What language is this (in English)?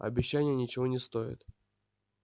Russian